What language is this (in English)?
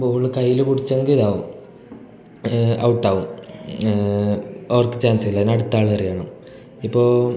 Malayalam